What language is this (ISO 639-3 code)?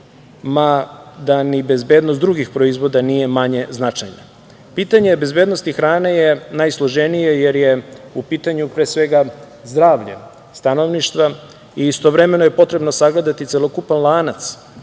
srp